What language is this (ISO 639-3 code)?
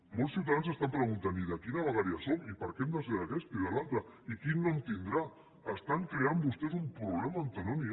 cat